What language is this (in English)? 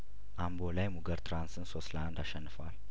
Amharic